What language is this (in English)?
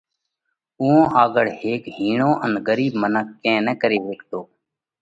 Parkari Koli